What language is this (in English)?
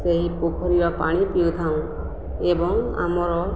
Odia